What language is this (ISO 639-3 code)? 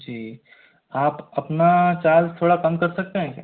hin